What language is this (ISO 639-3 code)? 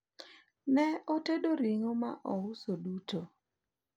luo